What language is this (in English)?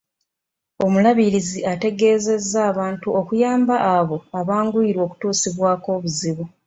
Ganda